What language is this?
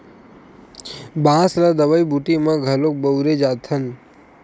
Chhattisgarhi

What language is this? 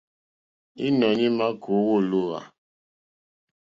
Mokpwe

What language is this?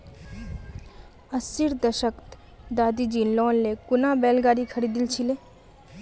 Magahi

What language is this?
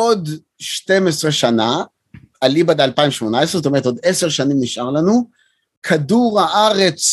Hebrew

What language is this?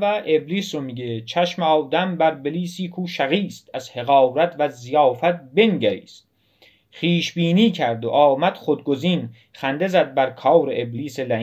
Persian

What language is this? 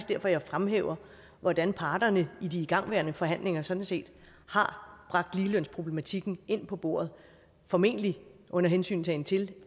Danish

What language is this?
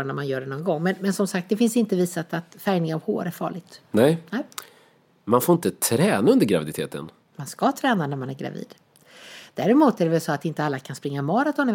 Swedish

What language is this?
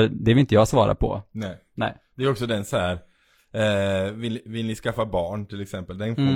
Swedish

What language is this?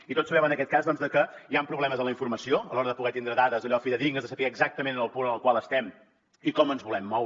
Catalan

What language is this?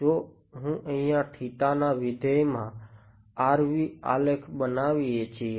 Gujarati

